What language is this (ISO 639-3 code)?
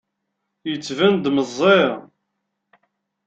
kab